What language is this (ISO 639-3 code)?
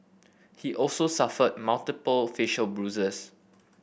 eng